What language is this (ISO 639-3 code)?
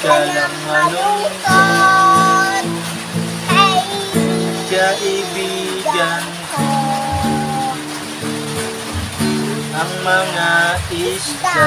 fil